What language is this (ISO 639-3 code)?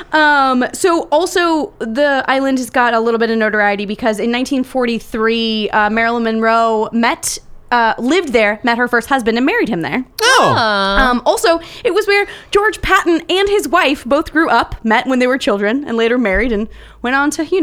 eng